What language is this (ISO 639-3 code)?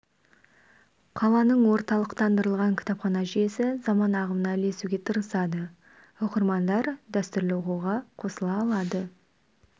kaz